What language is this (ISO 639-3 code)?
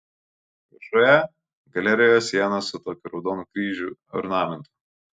lit